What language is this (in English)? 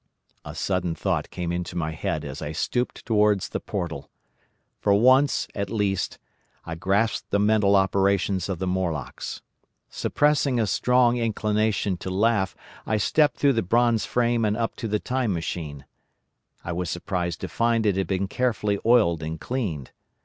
English